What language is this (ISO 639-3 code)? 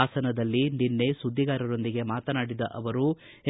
kan